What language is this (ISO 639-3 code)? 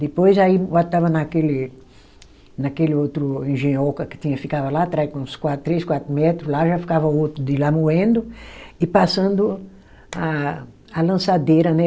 por